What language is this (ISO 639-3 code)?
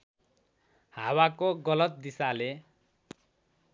nep